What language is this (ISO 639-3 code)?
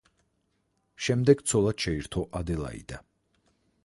kat